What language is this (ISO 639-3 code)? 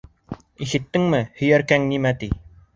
bak